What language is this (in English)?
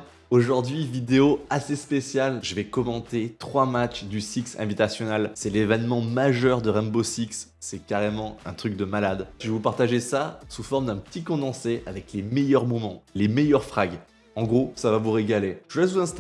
French